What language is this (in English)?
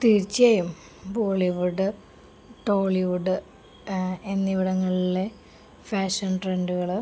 Malayalam